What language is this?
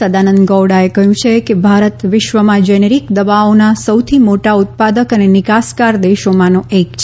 Gujarati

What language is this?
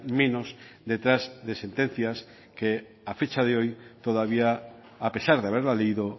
Spanish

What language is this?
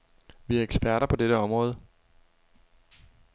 Danish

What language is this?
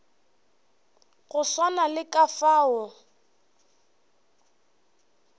Northern Sotho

